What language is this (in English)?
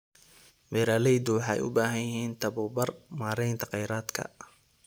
Somali